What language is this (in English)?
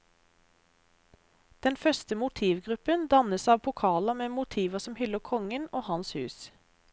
Norwegian